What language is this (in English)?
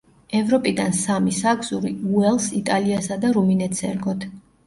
Georgian